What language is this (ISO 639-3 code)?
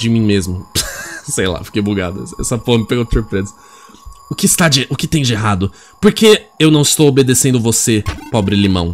por